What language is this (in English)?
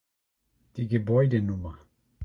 German